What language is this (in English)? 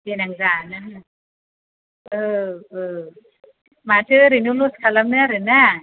Bodo